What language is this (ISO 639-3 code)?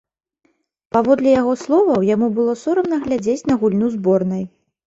bel